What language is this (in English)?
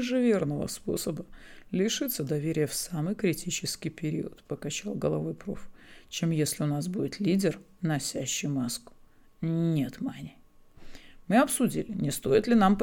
Russian